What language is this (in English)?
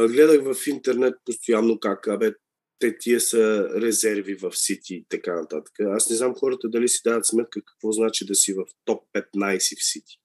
Bulgarian